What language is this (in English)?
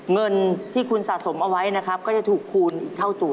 Thai